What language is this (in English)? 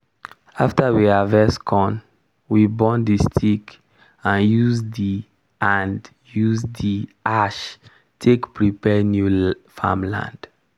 Nigerian Pidgin